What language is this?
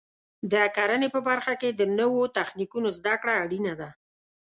Pashto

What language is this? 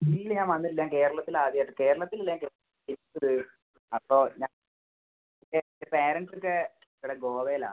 Malayalam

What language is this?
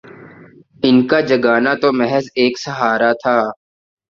Urdu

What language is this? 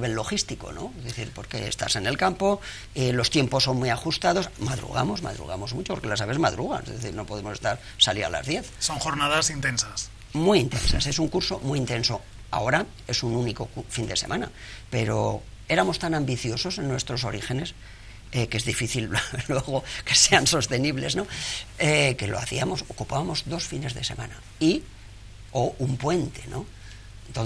Spanish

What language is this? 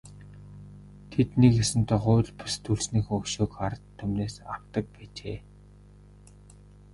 Mongolian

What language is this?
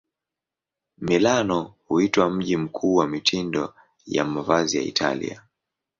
Swahili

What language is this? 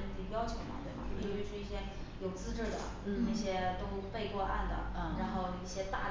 Chinese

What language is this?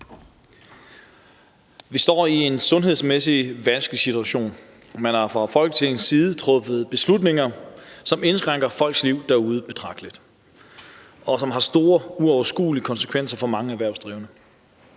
Danish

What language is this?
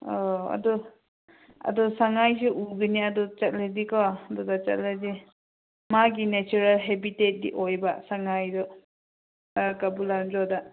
Manipuri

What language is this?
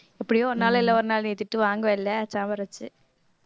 Tamil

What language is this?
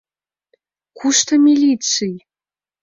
Mari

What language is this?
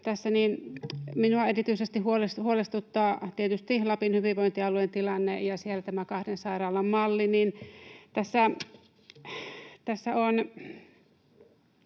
Finnish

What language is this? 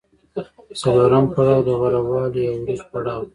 Pashto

